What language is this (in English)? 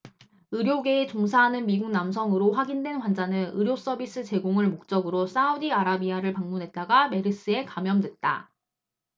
Korean